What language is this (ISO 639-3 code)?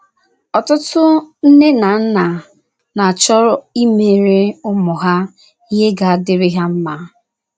ibo